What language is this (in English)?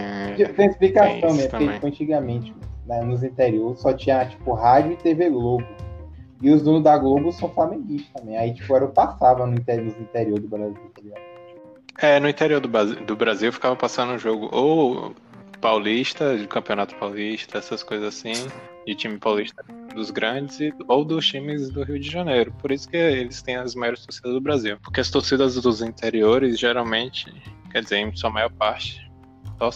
Portuguese